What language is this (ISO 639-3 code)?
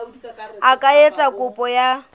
sot